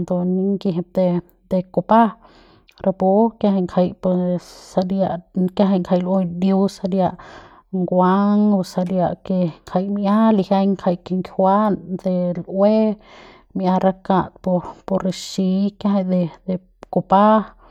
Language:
Central Pame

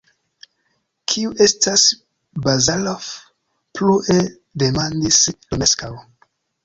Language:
Esperanto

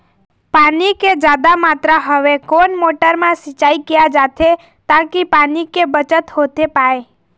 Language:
Chhattisgarhi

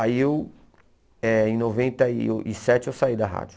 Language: Portuguese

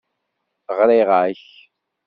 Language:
Kabyle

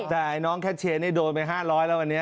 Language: Thai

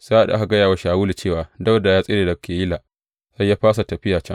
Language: Hausa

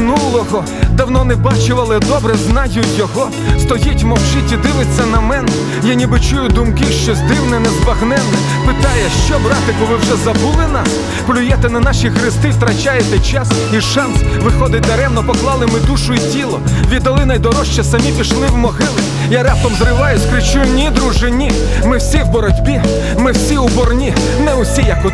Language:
Ukrainian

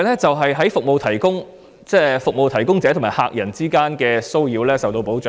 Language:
Cantonese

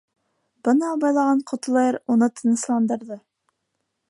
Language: Bashkir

